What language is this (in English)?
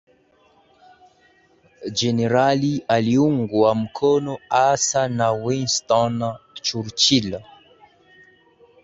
Swahili